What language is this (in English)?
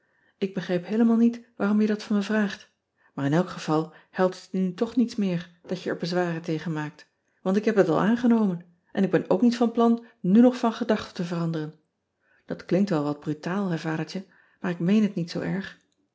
Dutch